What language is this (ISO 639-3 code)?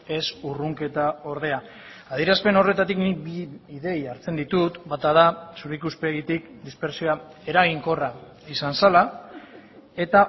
eus